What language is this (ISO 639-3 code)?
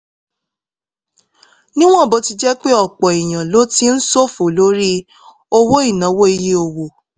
yor